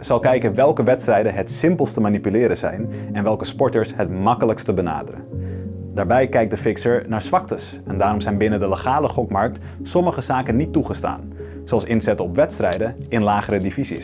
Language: Dutch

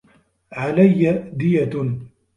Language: Arabic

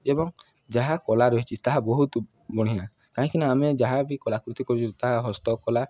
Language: Odia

